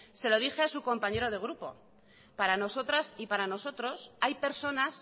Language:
Spanish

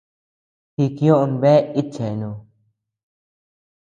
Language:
Tepeuxila Cuicatec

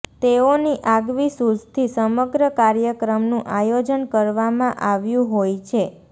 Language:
Gujarati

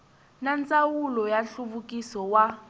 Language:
Tsonga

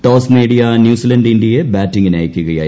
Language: Malayalam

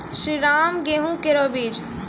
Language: Maithili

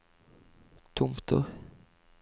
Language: Norwegian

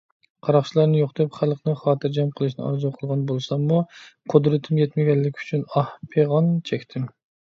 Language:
Uyghur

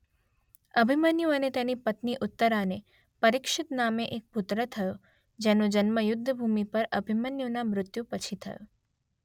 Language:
Gujarati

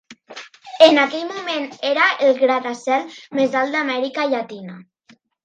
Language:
Catalan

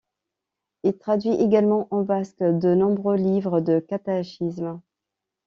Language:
French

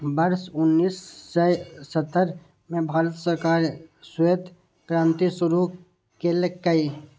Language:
Maithili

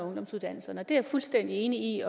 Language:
Danish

